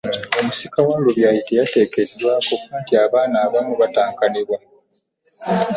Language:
Ganda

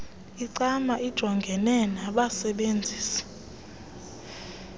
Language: Xhosa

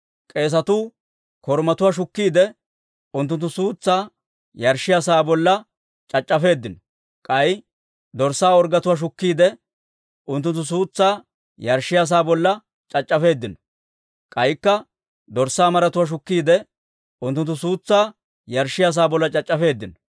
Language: Dawro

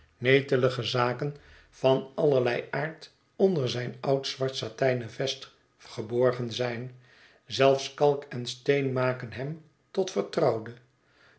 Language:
Dutch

